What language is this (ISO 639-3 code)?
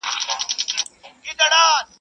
pus